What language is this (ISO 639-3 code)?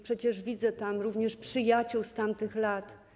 pol